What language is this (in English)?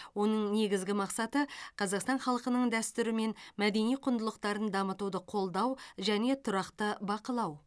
Kazakh